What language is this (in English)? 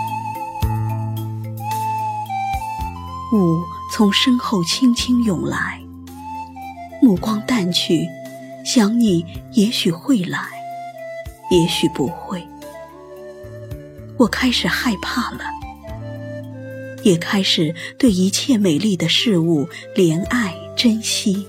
Chinese